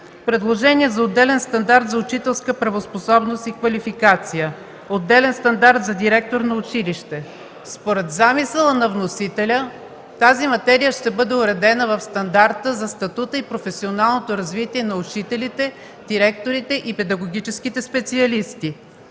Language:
Bulgarian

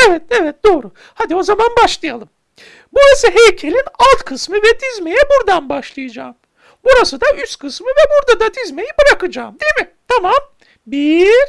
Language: Turkish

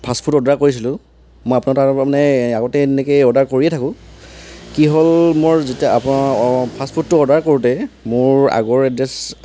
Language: Assamese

